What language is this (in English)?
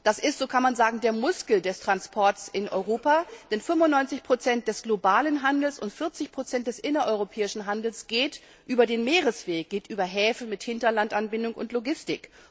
German